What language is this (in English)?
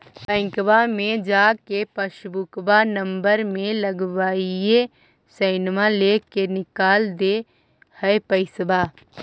Magahi